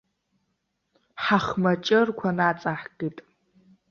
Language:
Abkhazian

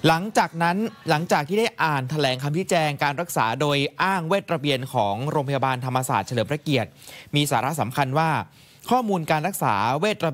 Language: Thai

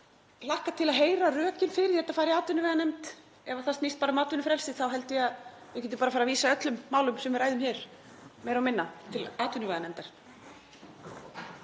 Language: Icelandic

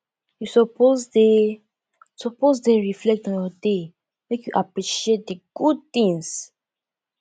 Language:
Nigerian Pidgin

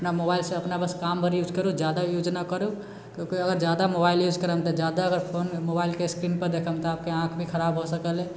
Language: Maithili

